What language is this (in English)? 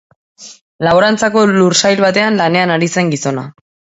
Basque